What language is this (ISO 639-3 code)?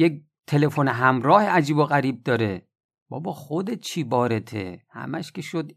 fas